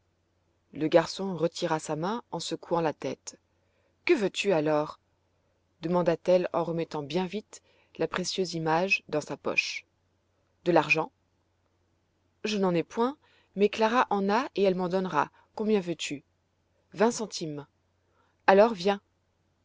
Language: French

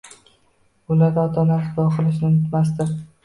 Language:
Uzbek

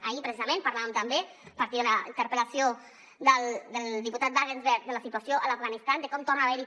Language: Catalan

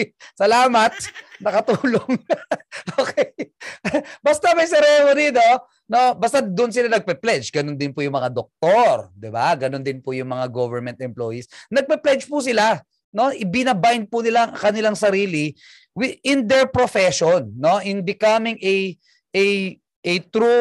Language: Filipino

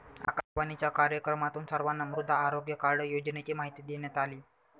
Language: Marathi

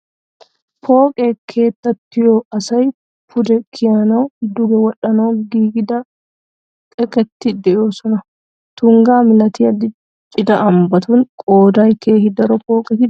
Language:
Wolaytta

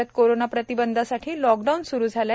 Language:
Marathi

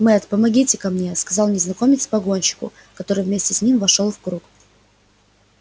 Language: Russian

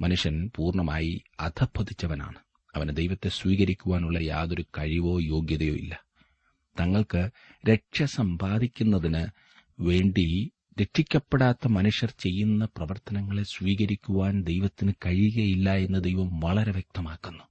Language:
Malayalam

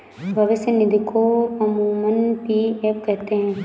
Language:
Hindi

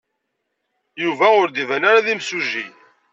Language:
Kabyle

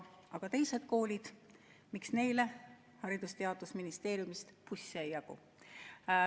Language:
Estonian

